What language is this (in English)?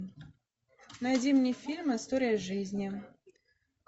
Russian